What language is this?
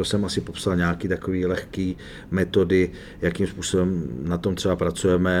Czech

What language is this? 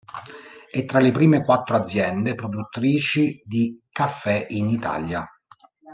Italian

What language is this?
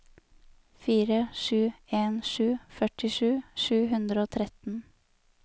Norwegian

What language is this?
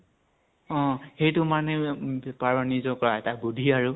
Assamese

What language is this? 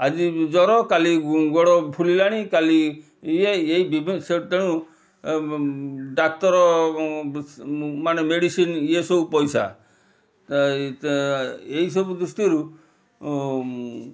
Odia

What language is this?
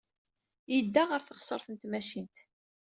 Kabyle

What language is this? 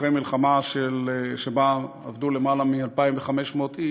Hebrew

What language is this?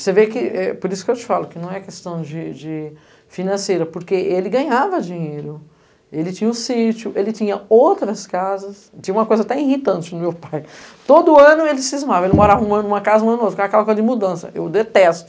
Portuguese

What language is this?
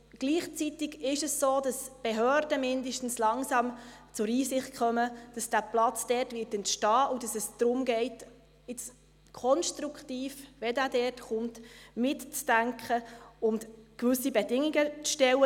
Swiss German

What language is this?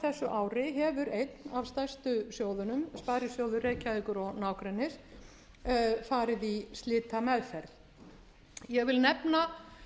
Icelandic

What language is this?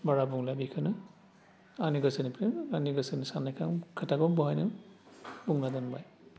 Bodo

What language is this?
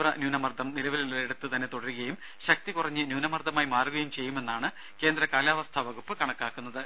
Malayalam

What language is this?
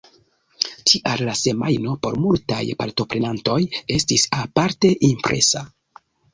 Esperanto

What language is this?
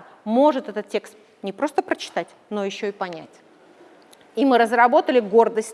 Russian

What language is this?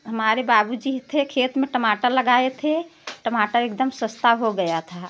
Hindi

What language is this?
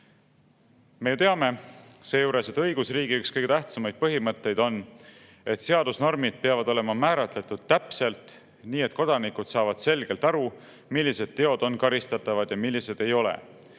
Estonian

